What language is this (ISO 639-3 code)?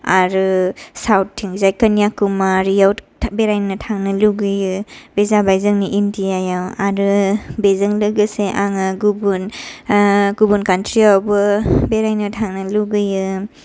brx